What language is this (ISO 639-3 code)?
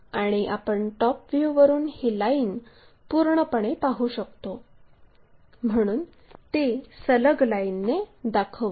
mar